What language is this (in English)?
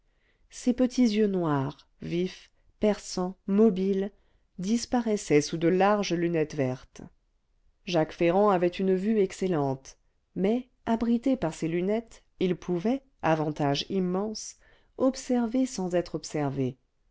French